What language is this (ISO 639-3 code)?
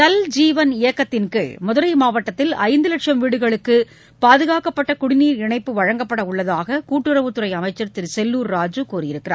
tam